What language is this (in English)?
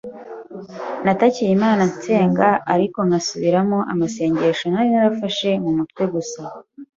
Kinyarwanda